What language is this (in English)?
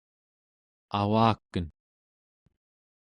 Central Yupik